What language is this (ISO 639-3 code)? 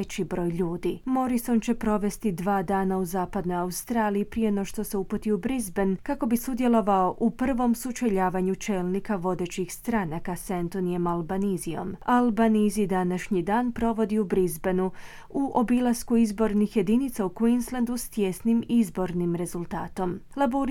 hrv